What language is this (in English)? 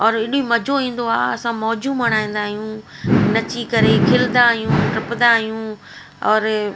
Sindhi